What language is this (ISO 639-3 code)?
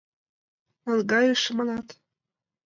chm